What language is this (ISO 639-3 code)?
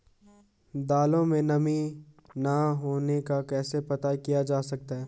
hin